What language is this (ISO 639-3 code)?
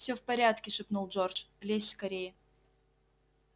rus